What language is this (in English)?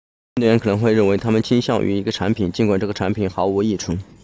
Chinese